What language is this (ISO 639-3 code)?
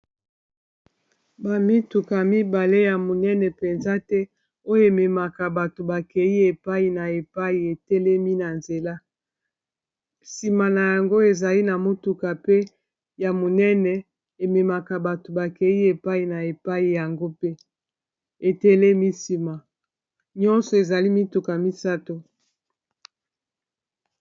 lin